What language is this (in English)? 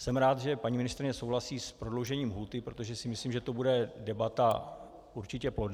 Czech